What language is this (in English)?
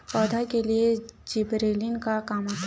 Chhattisgarhi